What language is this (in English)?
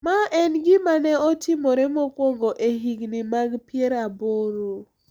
Luo (Kenya and Tanzania)